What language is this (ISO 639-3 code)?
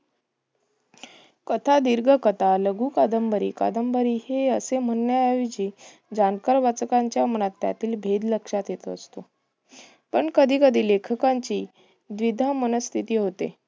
mar